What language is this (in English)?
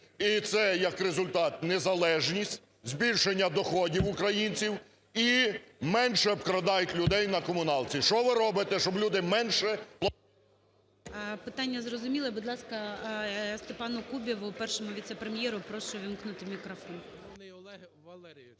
Ukrainian